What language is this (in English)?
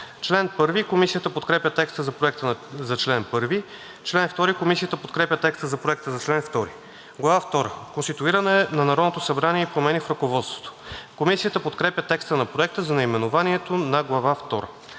Bulgarian